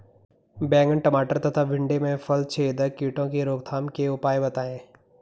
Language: Hindi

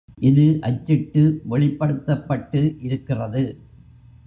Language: Tamil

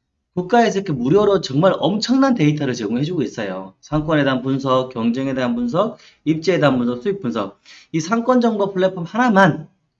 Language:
Korean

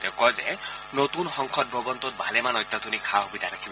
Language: Assamese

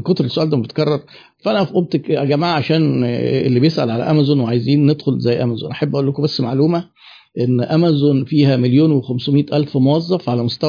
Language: Arabic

